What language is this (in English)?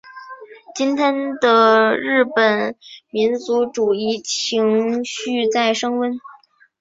Chinese